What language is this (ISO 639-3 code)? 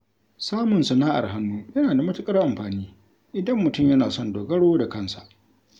hau